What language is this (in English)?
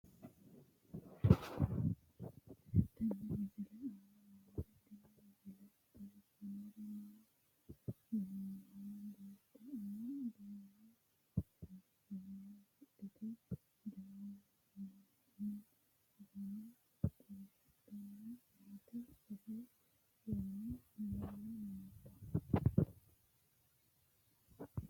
Sidamo